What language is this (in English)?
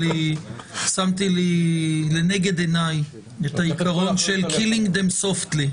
Hebrew